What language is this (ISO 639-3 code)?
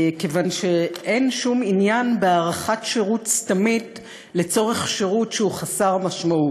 heb